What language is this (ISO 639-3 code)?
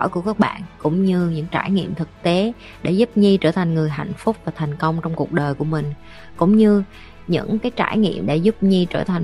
vie